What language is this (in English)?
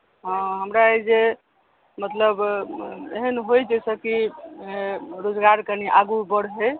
Maithili